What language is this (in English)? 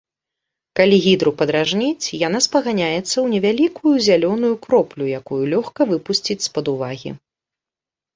Belarusian